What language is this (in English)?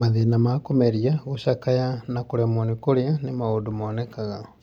Kikuyu